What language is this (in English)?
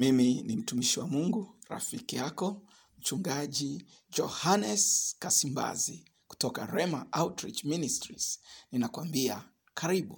Swahili